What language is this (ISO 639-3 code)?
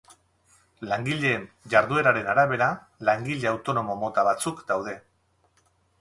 eus